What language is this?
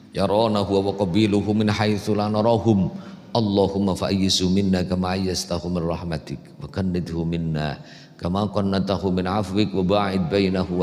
Indonesian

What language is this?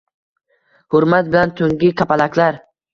Uzbek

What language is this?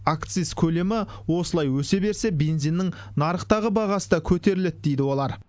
Kazakh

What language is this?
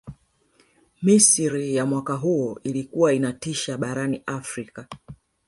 Swahili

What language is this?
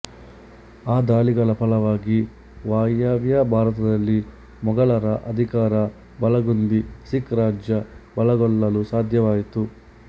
Kannada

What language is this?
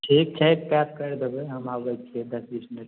Maithili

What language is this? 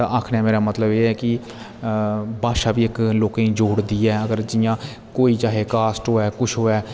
Dogri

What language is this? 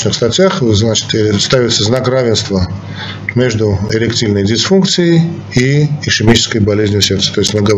Russian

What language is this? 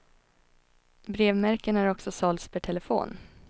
Swedish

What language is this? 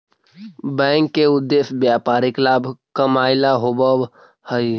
Magahi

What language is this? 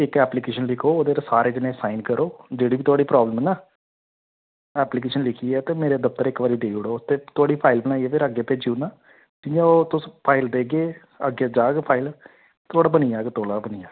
Dogri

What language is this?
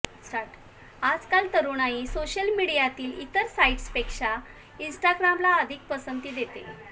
Marathi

